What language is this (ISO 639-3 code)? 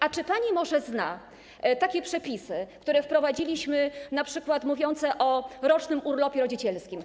pol